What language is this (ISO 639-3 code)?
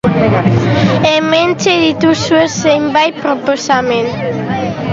eus